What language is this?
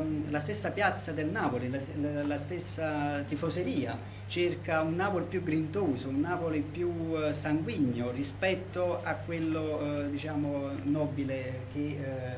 Italian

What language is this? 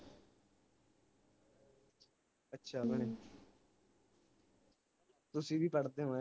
Punjabi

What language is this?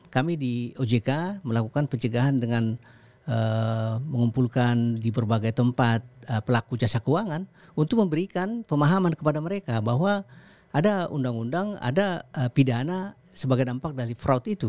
Indonesian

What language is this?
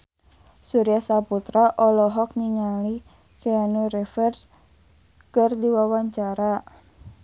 Sundanese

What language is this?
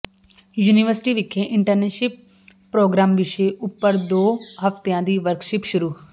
Punjabi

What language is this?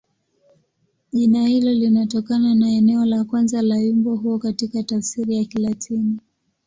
Swahili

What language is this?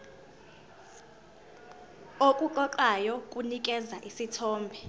Zulu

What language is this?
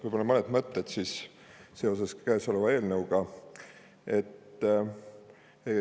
Estonian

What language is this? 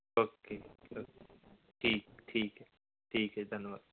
Punjabi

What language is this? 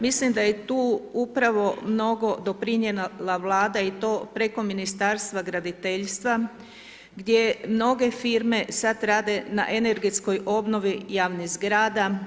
Croatian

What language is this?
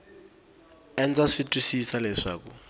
Tsonga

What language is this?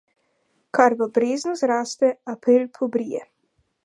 Slovenian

